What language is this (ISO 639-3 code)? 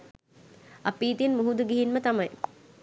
sin